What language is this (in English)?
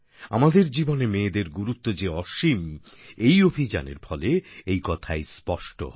Bangla